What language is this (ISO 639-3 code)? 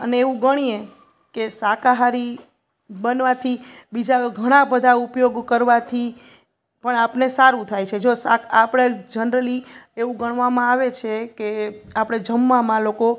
guj